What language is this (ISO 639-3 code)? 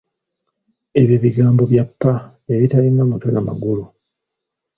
lug